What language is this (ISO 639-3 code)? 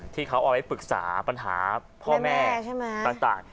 tha